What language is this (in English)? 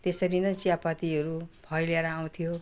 Nepali